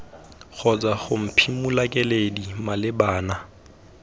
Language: Tswana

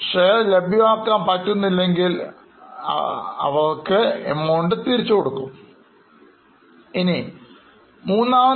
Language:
Malayalam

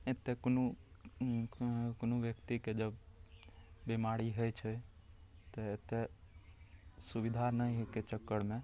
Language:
Maithili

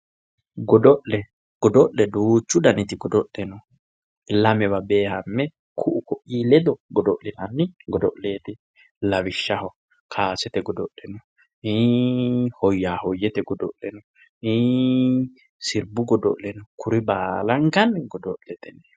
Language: Sidamo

